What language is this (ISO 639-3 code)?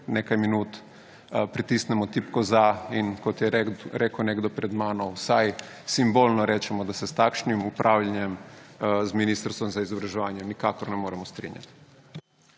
slv